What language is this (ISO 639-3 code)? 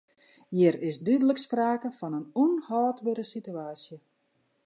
fry